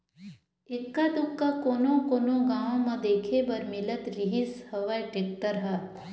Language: Chhattisgarhi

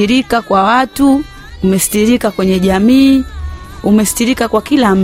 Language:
Swahili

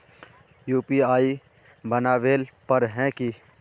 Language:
Magahi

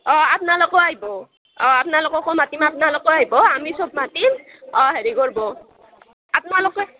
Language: Assamese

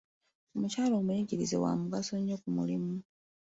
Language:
Ganda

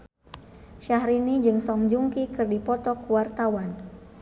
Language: Sundanese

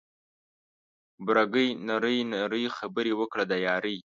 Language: Pashto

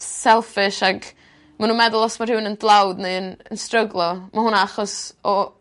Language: Welsh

